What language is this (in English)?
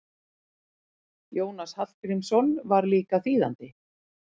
Icelandic